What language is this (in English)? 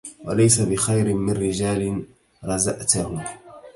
Arabic